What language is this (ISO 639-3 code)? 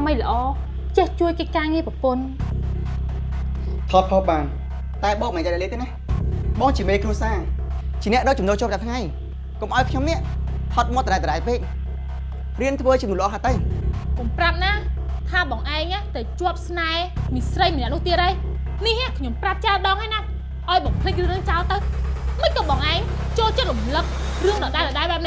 vie